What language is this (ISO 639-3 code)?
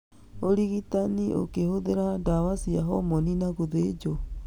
kik